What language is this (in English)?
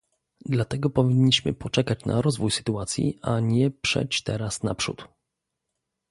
Polish